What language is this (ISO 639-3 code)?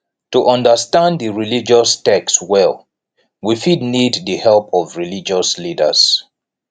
pcm